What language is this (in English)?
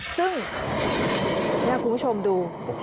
Thai